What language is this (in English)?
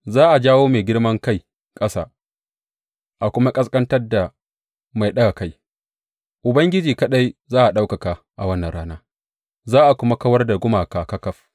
Hausa